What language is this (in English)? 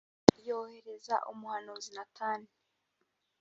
Kinyarwanda